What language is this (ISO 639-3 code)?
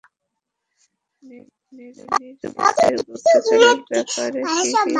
ben